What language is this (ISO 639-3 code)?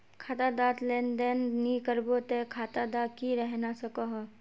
mag